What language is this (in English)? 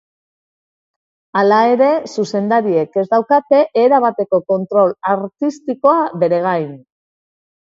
Basque